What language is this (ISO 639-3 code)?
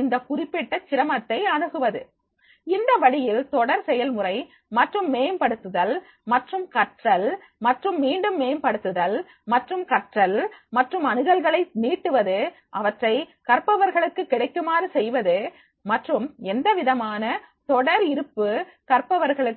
tam